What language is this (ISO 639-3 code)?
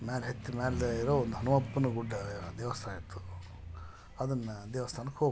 kan